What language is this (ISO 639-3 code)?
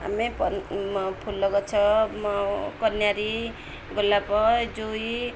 ori